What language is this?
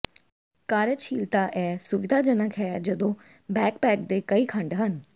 Punjabi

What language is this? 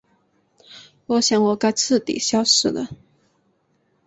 Chinese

